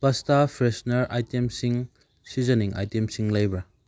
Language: Manipuri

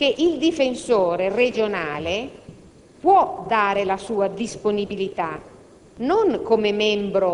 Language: Italian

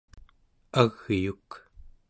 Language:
Central Yupik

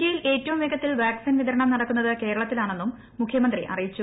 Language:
Malayalam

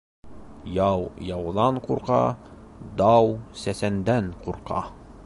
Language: Bashkir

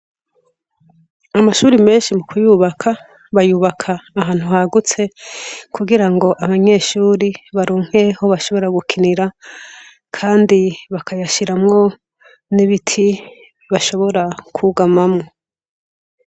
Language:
Rundi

